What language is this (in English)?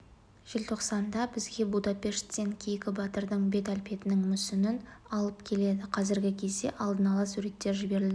Kazakh